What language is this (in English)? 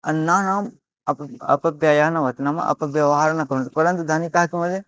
Sanskrit